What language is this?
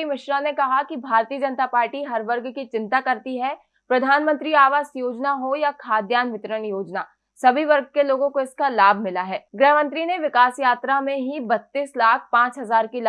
Hindi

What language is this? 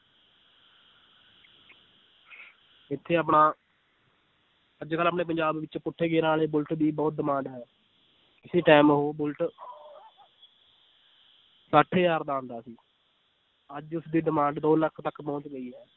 Punjabi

